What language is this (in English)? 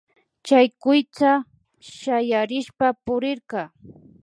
Imbabura Highland Quichua